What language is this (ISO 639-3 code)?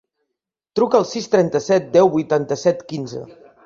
cat